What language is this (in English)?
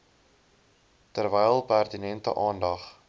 Afrikaans